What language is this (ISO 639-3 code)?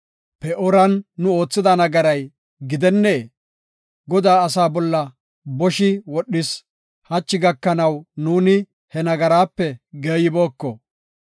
gof